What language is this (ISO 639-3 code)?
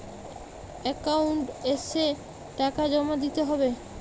ben